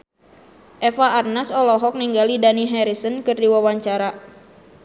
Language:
Sundanese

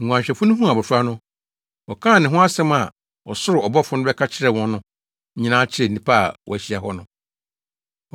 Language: Akan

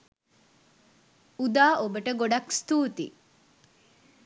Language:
Sinhala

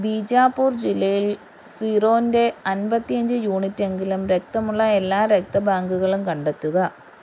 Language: Malayalam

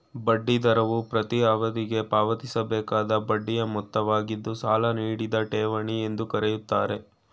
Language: Kannada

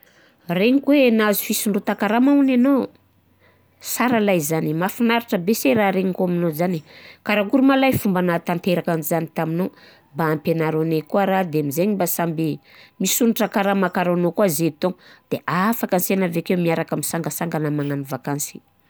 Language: Southern Betsimisaraka Malagasy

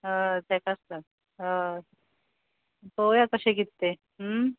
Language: Konkani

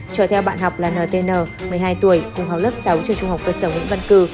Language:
Vietnamese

